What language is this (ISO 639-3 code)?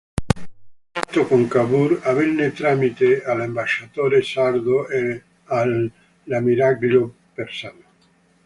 ita